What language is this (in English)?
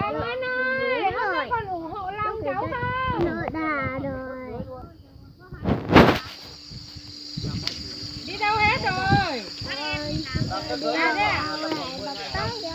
Vietnamese